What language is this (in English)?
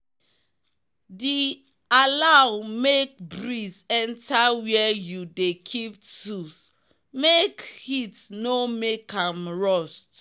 Nigerian Pidgin